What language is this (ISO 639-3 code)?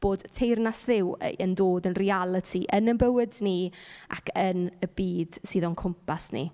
cym